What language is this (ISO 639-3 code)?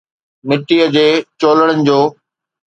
snd